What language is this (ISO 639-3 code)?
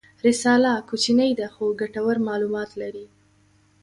pus